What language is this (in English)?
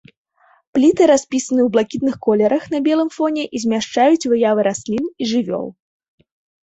Belarusian